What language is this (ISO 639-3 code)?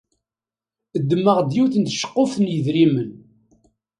kab